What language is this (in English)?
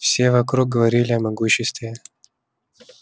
Russian